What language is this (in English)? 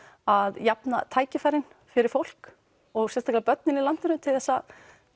Icelandic